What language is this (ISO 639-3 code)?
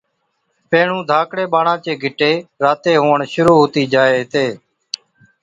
odk